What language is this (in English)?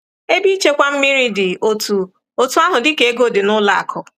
Igbo